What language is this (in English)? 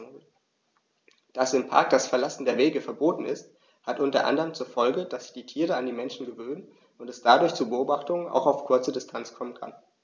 German